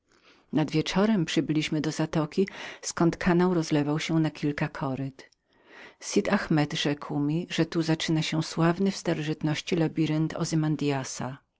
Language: Polish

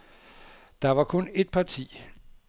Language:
Danish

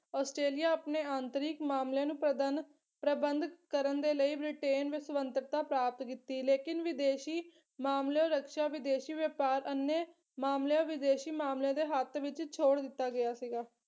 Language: Punjabi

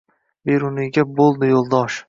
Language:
Uzbek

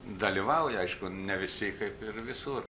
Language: Lithuanian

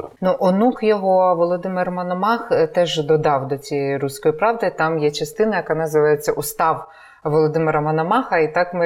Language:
Ukrainian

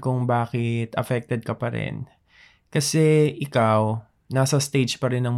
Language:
Filipino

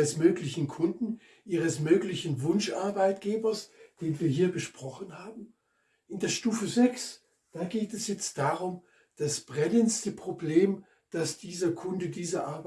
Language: German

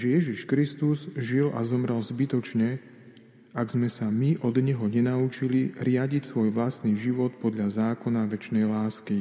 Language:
Slovak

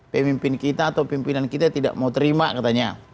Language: Indonesian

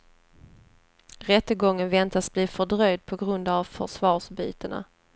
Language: Swedish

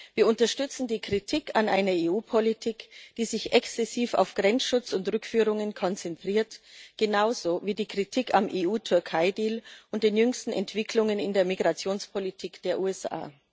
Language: German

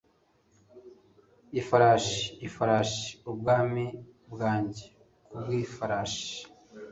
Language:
Kinyarwanda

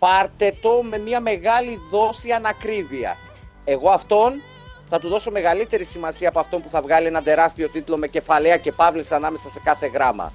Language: Greek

